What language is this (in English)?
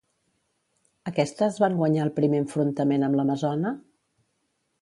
Catalan